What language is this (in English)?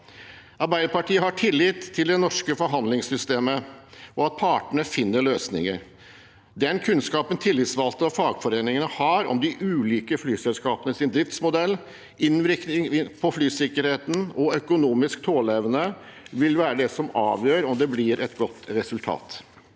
Norwegian